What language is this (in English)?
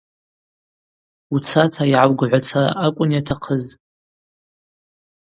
Abaza